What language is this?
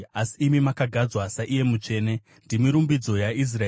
Shona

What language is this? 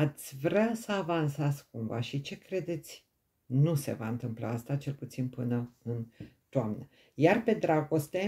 Romanian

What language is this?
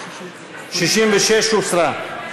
Hebrew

